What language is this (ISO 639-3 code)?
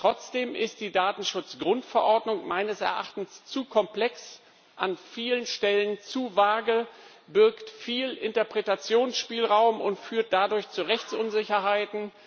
deu